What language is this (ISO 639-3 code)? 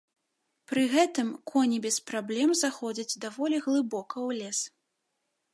bel